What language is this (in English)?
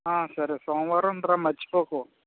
Telugu